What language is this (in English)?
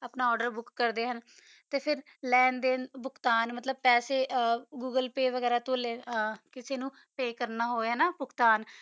Punjabi